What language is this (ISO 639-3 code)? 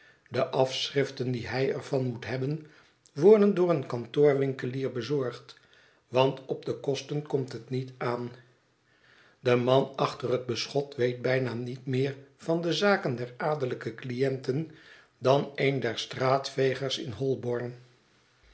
nld